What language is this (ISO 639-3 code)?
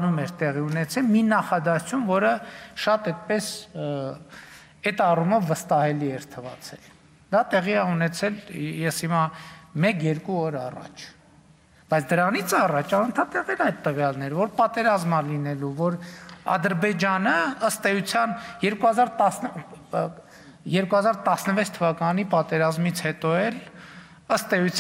ron